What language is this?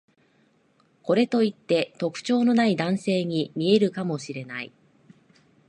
Japanese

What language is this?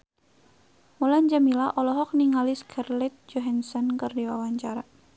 Sundanese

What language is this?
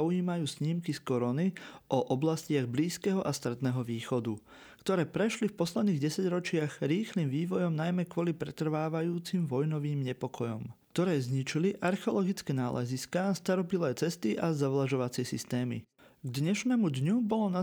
Slovak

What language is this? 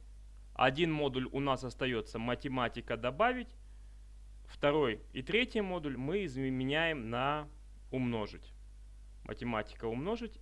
Russian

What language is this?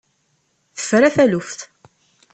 Kabyle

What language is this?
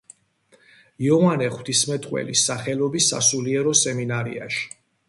Georgian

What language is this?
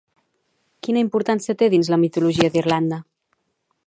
Catalan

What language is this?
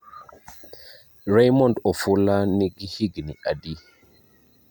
Luo (Kenya and Tanzania)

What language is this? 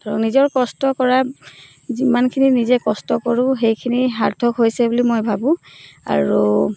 Assamese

